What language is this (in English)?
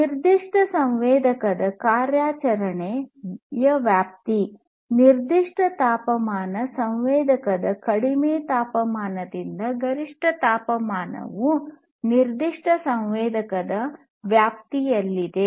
Kannada